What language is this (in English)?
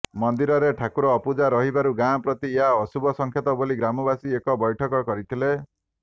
Odia